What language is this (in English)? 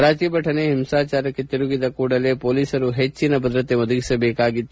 Kannada